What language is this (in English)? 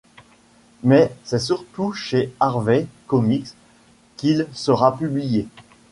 French